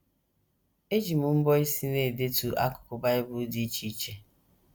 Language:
Igbo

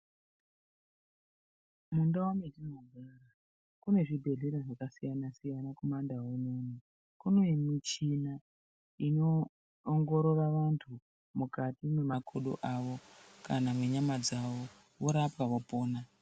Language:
Ndau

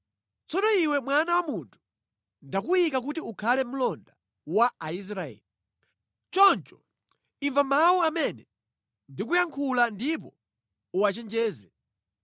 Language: Nyanja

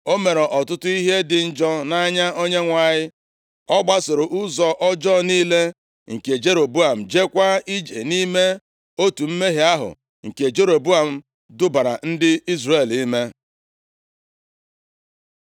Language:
Igbo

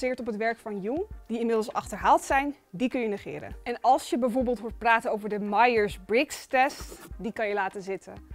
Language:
Dutch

